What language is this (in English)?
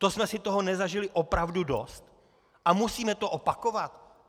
Czech